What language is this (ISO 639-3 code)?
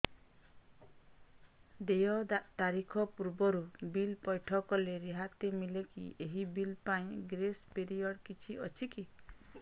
ori